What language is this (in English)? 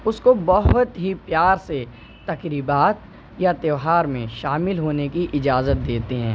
Urdu